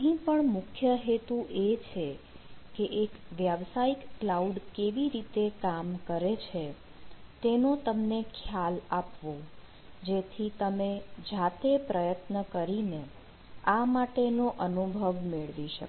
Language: Gujarati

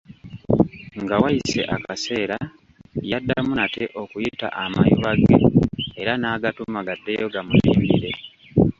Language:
Ganda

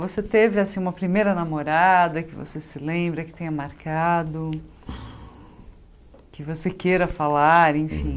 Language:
Portuguese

